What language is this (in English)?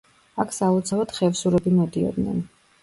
Georgian